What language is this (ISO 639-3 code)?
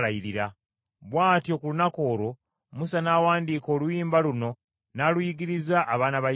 lug